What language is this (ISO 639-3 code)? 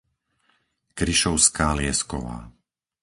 slk